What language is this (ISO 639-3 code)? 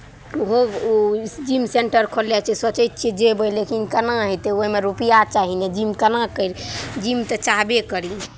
mai